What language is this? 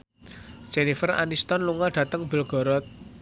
Javanese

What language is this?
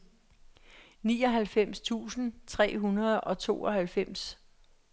Danish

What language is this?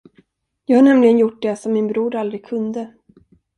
Swedish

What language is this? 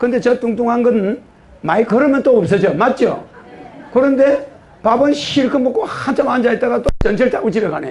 Korean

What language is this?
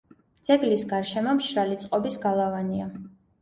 Georgian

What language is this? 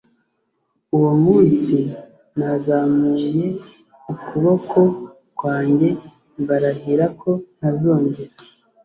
Kinyarwanda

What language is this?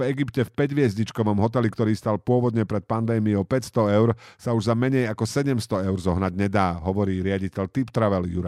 Slovak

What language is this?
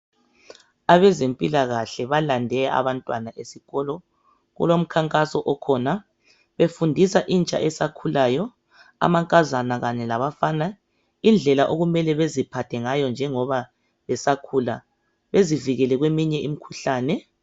North Ndebele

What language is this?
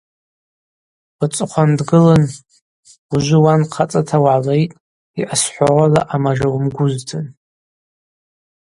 Abaza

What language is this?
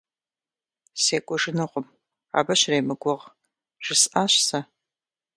Kabardian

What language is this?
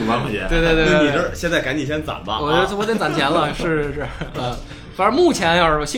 Chinese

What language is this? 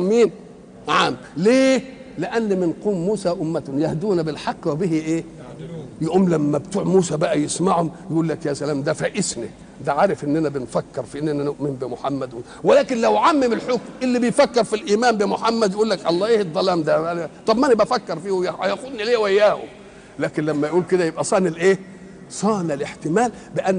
Arabic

